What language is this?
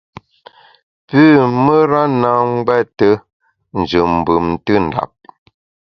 Bamun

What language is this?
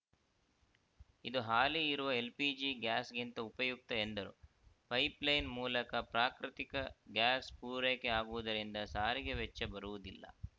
Kannada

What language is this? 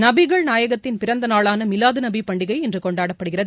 Tamil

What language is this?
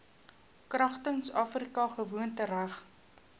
Afrikaans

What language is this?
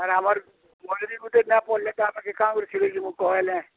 Odia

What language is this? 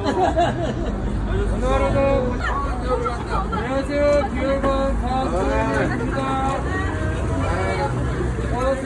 Korean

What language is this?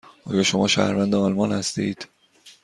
Persian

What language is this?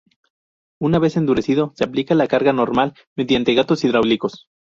Spanish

